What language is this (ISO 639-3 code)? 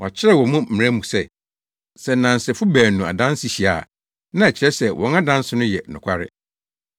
aka